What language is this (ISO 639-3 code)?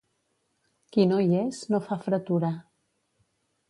cat